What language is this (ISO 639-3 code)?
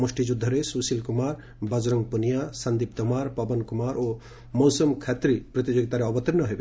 ori